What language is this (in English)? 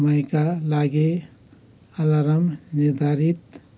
Nepali